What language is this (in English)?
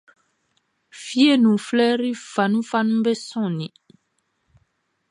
Baoulé